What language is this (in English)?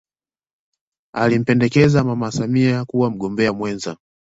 Swahili